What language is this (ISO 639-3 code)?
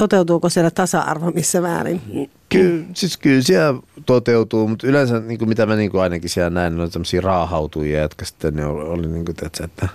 fin